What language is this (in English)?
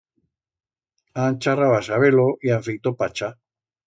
Aragonese